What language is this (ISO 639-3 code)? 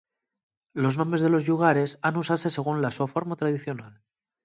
ast